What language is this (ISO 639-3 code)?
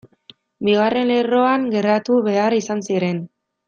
eus